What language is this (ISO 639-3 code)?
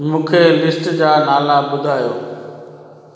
snd